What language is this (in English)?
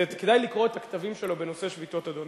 Hebrew